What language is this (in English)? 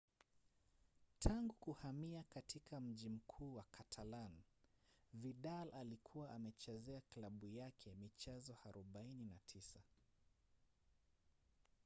Swahili